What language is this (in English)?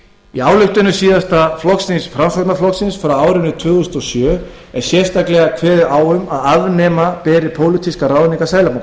Icelandic